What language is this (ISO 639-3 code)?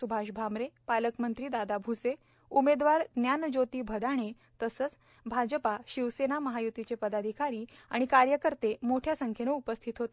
mar